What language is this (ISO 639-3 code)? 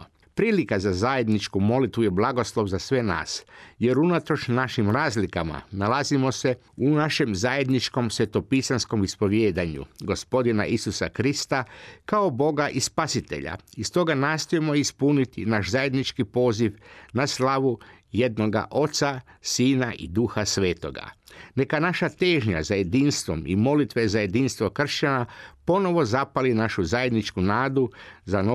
hrv